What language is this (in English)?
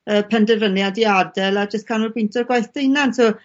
Welsh